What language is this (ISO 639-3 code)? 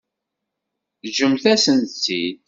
kab